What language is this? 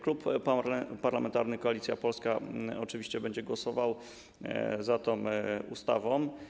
Polish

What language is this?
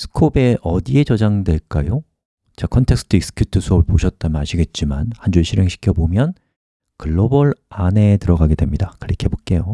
Korean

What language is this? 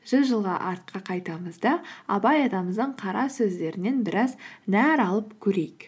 Kazakh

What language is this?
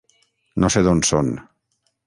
Catalan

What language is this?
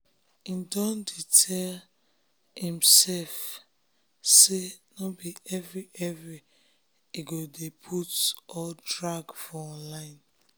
Nigerian Pidgin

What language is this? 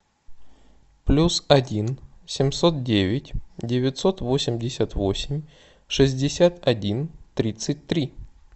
Russian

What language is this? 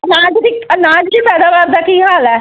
Punjabi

